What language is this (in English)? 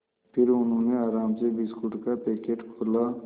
Hindi